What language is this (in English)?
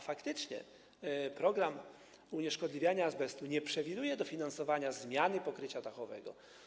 Polish